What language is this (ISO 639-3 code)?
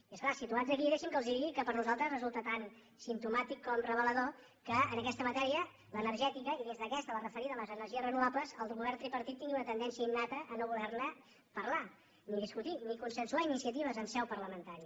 cat